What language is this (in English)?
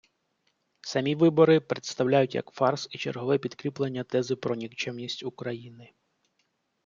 Ukrainian